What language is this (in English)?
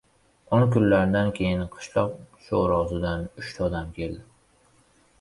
Uzbek